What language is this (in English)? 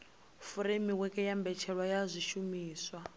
Venda